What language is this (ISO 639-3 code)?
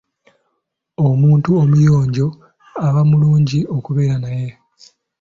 lug